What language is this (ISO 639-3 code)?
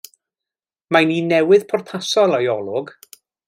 cym